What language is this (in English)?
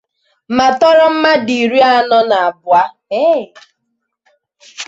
Igbo